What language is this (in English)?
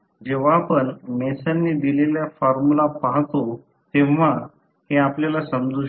Marathi